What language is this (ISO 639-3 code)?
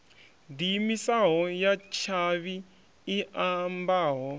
ven